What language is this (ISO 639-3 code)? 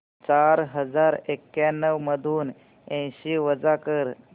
mar